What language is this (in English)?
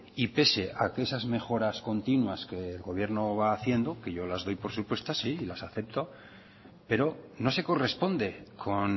Spanish